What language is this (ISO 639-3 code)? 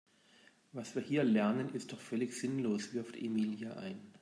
deu